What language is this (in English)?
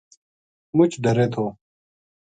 Gujari